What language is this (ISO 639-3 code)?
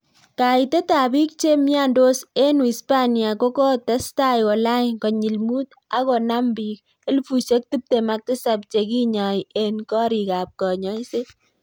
kln